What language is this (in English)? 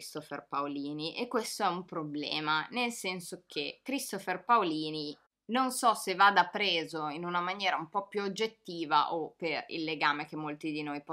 Italian